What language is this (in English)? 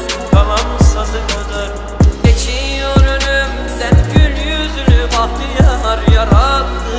Turkish